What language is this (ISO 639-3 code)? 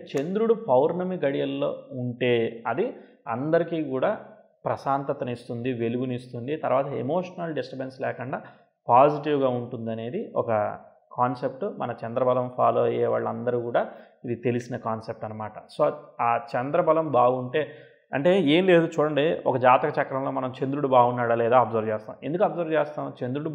tel